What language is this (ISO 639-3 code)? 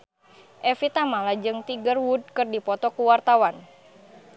sun